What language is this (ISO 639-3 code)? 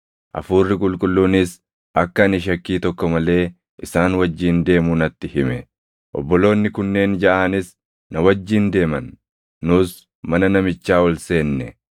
orm